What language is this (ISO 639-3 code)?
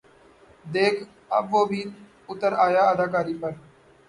urd